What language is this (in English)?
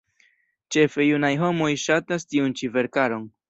Esperanto